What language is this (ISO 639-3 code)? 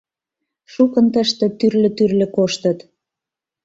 chm